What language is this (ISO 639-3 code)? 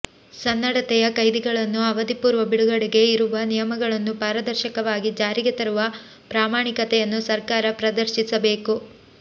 kan